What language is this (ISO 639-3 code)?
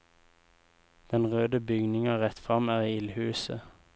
nor